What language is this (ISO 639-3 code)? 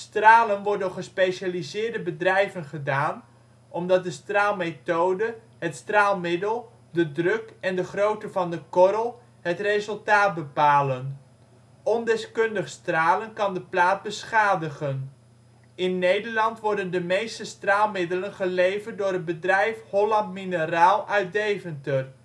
nld